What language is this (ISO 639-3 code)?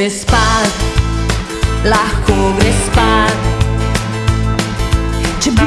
slv